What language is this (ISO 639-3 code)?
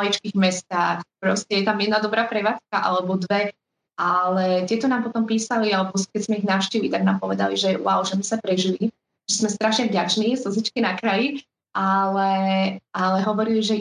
slk